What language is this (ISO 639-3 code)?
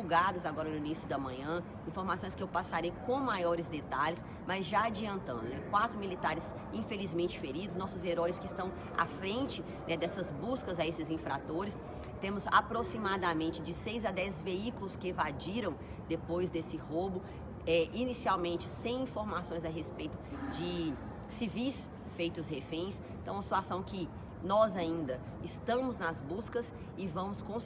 por